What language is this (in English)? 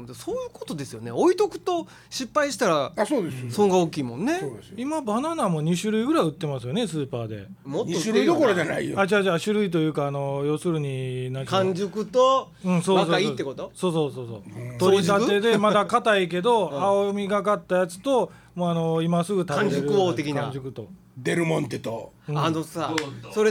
Japanese